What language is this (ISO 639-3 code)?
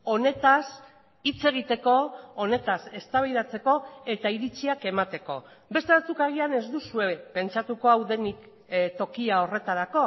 eus